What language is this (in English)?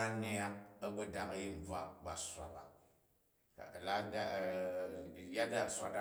Jju